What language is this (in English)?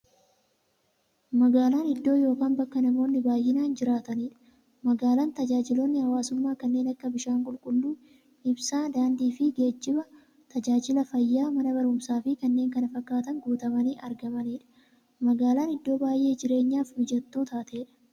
Oromo